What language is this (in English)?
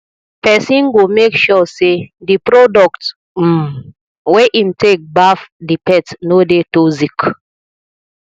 Nigerian Pidgin